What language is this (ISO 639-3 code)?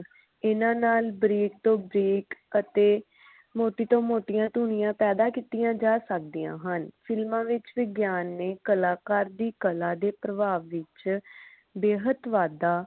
pan